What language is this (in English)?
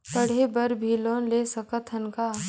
Chhattisgarhi